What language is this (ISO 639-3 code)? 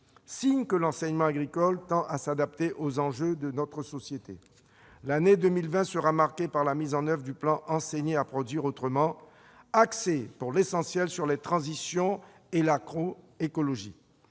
fra